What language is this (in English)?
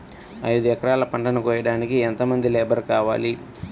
Telugu